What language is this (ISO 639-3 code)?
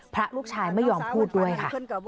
tha